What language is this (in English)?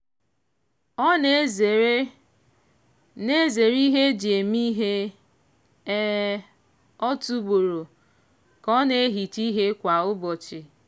Igbo